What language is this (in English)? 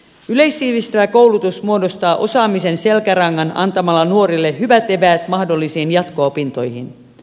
Finnish